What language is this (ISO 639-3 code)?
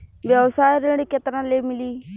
bho